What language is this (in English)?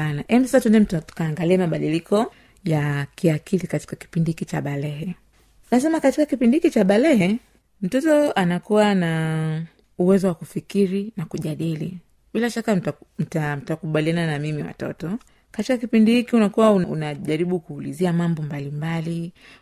Swahili